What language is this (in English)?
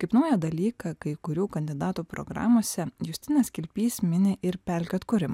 Lithuanian